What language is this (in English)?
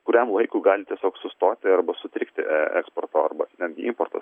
Lithuanian